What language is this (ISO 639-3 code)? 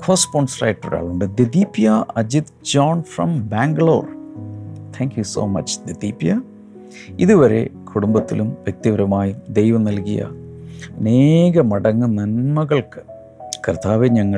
mal